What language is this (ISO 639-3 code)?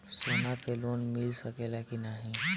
bho